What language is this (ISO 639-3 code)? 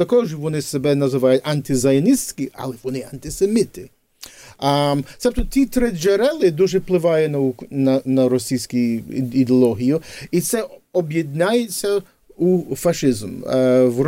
ukr